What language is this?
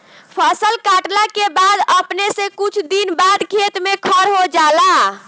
Bhojpuri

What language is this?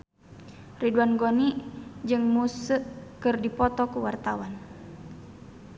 Sundanese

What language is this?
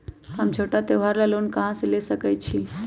Magahi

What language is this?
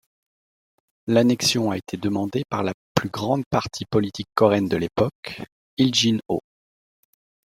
French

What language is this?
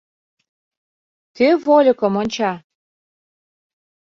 Mari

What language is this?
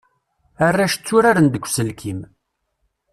Kabyle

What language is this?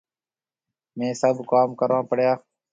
Marwari (Pakistan)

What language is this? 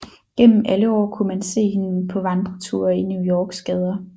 Danish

